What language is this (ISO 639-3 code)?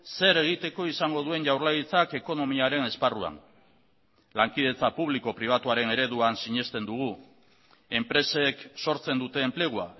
eus